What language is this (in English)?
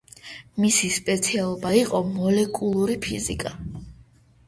Georgian